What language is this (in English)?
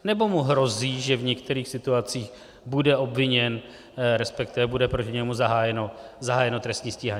Czech